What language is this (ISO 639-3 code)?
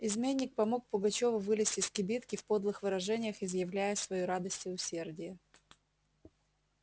rus